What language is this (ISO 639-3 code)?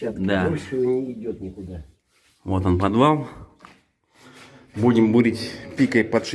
rus